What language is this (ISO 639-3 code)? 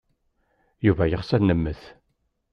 kab